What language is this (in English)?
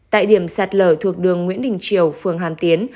Vietnamese